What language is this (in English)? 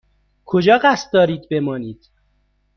Persian